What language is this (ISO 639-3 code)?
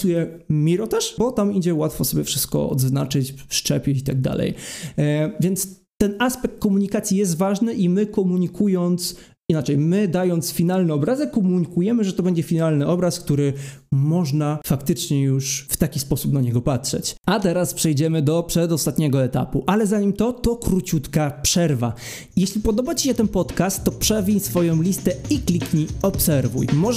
pol